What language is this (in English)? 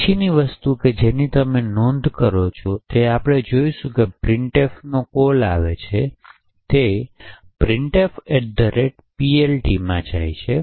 Gujarati